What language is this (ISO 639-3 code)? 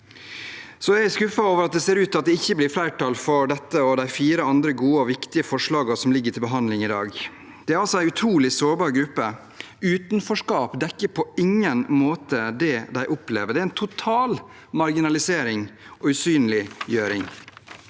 nor